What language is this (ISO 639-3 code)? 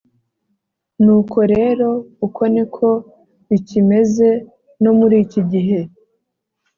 kin